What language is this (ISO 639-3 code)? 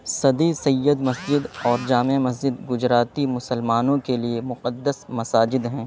urd